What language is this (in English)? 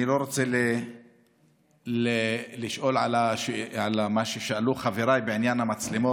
Hebrew